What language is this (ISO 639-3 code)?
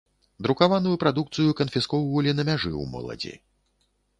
bel